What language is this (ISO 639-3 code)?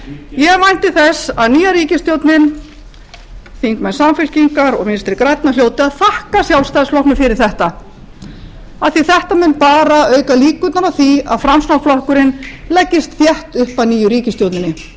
isl